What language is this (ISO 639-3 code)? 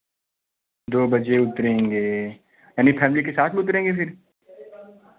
hin